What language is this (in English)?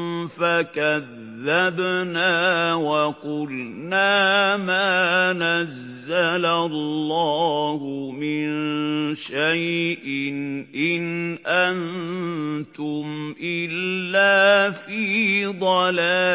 Arabic